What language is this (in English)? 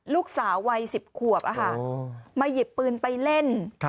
Thai